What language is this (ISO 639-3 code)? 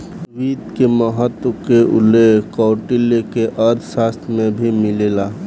bho